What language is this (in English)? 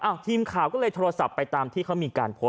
Thai